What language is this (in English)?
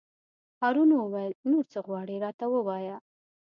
Pashto